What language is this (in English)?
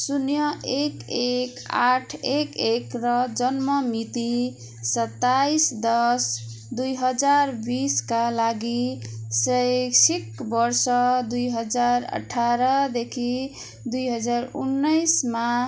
Nepali